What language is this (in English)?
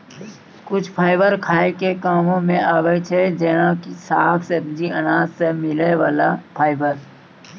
Maithili